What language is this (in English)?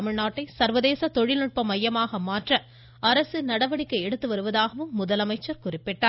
Tamil